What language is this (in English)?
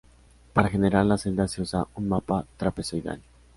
Spanish